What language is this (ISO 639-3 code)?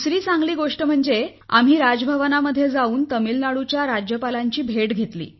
mar